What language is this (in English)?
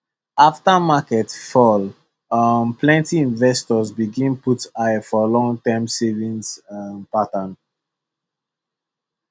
Nigerian Pidgin